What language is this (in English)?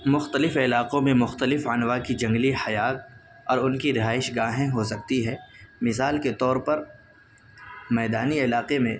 Urdu